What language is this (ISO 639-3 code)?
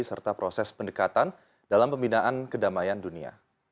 ind